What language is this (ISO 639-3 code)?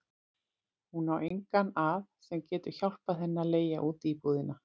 isl